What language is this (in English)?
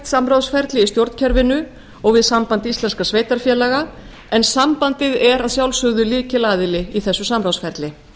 Icelandic